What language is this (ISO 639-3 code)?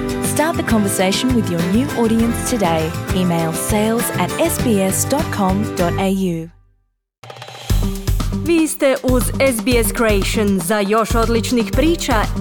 hrv